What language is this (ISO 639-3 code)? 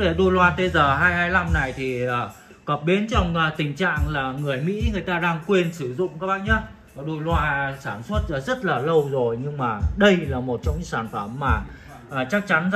vie